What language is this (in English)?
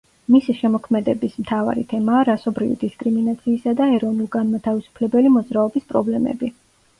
Georgian